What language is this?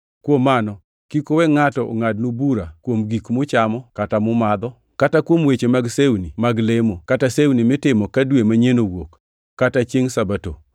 Luo (Kenya and Tanzania)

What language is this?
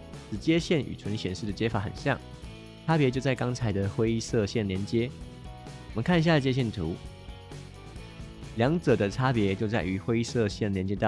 Chinese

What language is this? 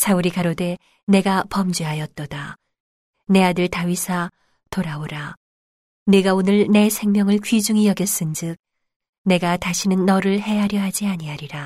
Korean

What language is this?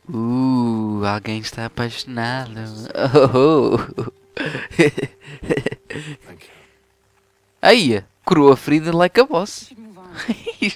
Portuguese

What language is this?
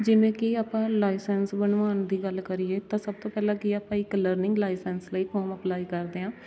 Punjabi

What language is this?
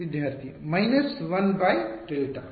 Kannada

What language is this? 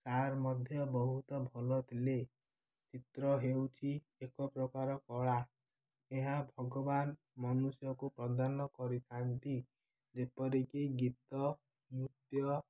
Odia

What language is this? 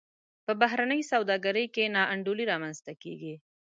Pashto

